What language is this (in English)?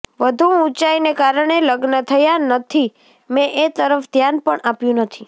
Gujarati